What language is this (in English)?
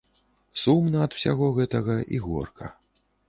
Belarusian